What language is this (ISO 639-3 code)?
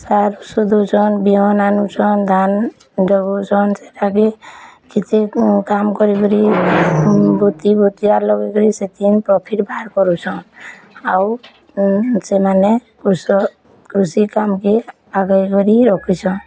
ori